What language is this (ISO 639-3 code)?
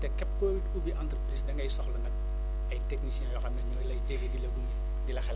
wol